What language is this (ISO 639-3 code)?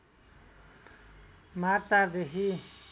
nep